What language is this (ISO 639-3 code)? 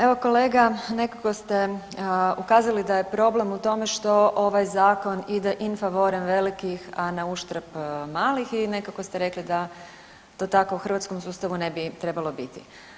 hrv